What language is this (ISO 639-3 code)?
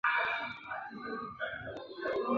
zho